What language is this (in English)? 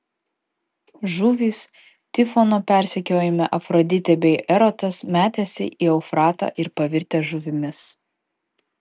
Lithuanian